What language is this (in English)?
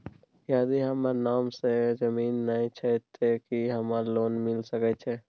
Maithili